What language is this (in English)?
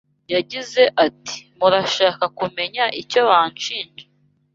Kinyarwanda